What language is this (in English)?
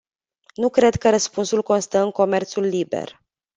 Romanian